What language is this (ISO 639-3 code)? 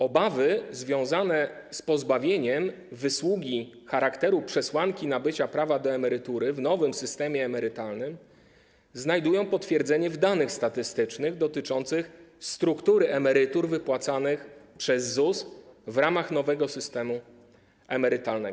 pol